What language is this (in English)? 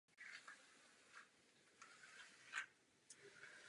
Czech